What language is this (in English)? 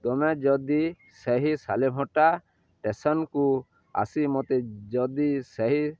Odia